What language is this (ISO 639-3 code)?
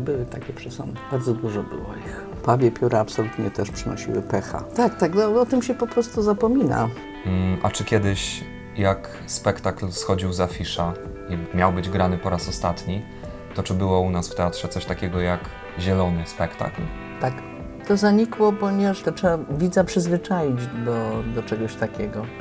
pol